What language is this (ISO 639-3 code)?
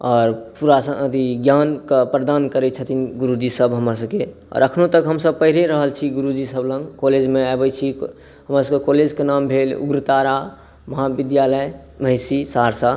mai